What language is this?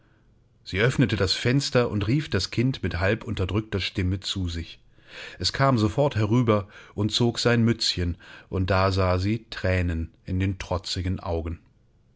German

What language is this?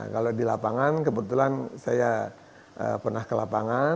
Indonesian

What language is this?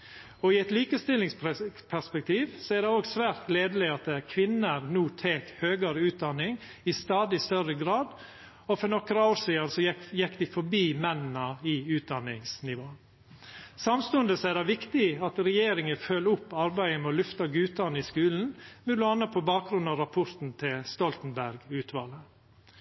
Norwegian Nynorsk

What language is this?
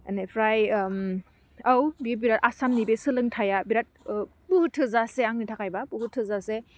Bodo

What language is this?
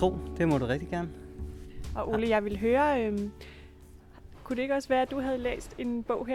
Danish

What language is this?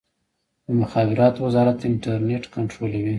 Pashto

